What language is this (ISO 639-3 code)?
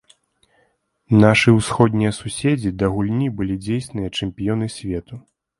bel